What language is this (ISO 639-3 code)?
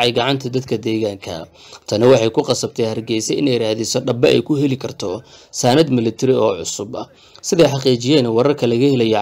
ara